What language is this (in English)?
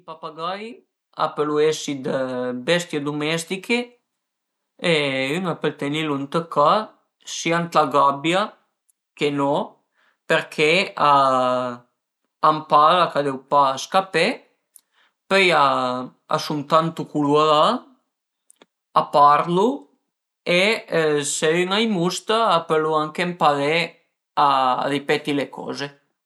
Piedmontese